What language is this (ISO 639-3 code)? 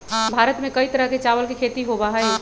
mag